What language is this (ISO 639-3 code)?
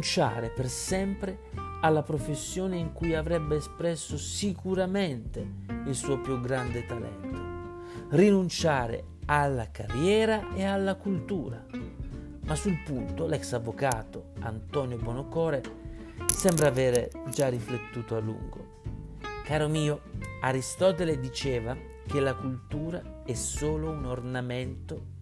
ita